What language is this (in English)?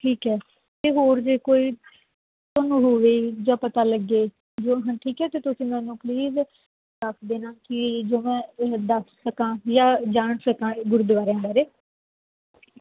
Punjabi